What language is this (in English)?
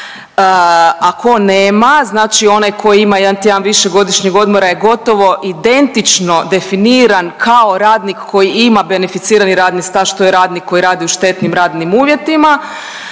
Croatian